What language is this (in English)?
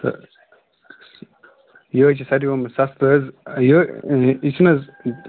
Kashmiri